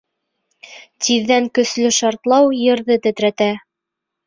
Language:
Bashkir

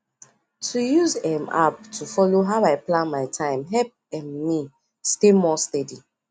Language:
Nigerian Pidgin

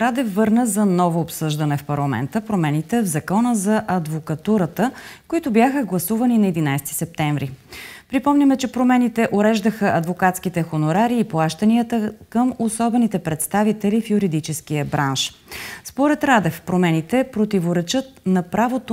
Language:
Bulgarian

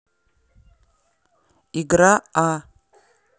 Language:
Russian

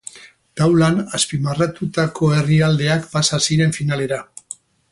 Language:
Basque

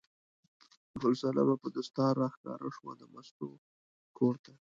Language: Pashto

